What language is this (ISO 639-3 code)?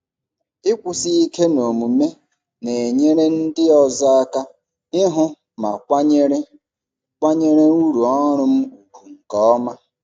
ibo